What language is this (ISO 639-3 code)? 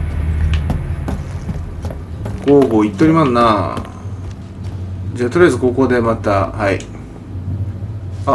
jpn